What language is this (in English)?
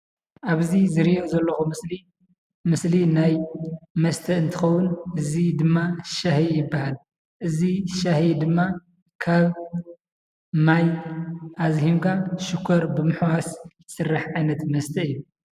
Tigrinya